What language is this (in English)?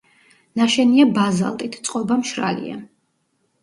Georgian